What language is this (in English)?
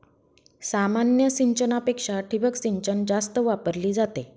Marathi